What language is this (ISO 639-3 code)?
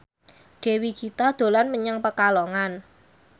jav